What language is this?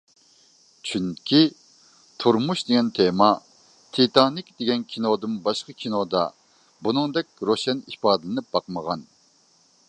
Uyghur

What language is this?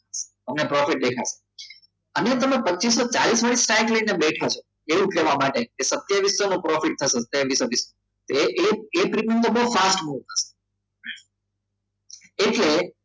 Gujarati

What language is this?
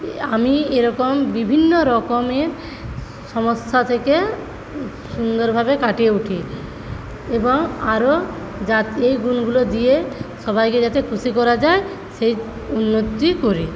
Bangla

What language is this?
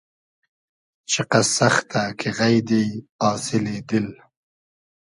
Hazaragi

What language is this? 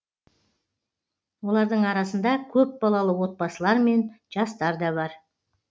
Kazakh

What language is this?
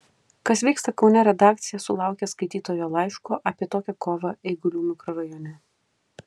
Lithuanian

